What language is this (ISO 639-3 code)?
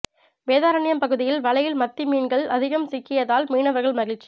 tam